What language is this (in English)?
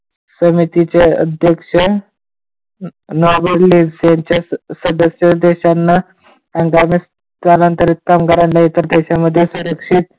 Marathi